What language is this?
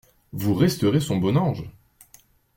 French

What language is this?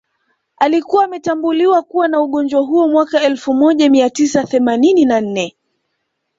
Swahili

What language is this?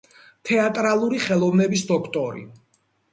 Georgian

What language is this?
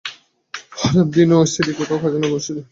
Bangla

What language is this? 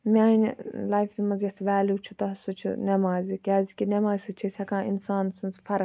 Kashmiri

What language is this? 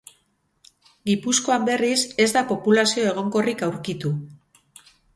Basque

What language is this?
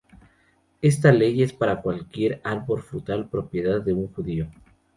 Spanish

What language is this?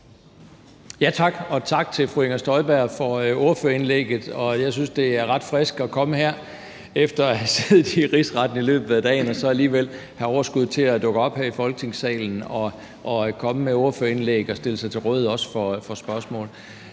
Danish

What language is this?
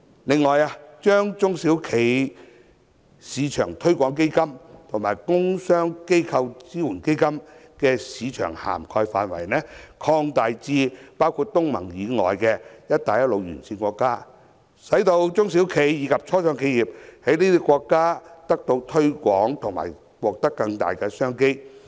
Cantonese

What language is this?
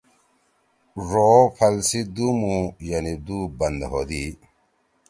Torwali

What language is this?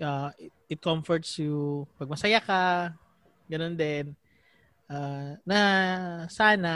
Filipino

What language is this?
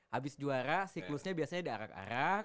Indonesian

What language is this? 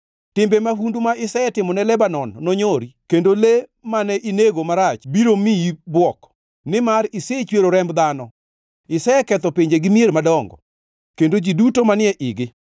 Luo (Kenya and Tanzania)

